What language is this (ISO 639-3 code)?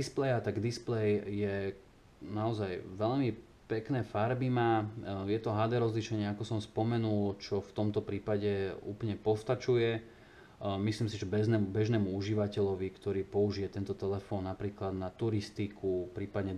slk